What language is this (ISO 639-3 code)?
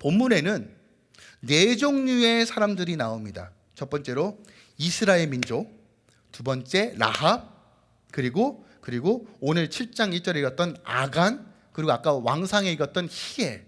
kor